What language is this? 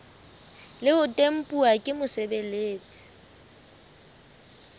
Southern Sotho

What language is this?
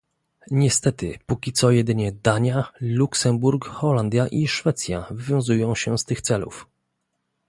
Polish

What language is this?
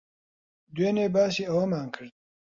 Central Kurdish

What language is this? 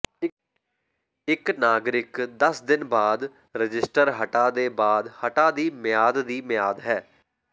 Punjabi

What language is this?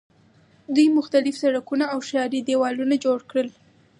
Pashto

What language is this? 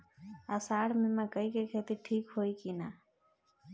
Bhojpuri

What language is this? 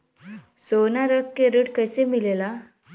Bhojpuri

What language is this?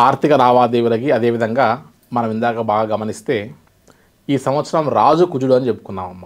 Telugu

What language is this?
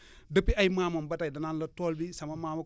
Wolof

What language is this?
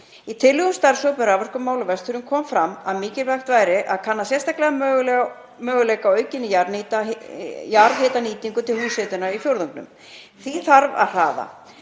Icelandic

